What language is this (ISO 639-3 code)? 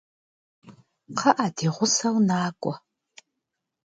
kbd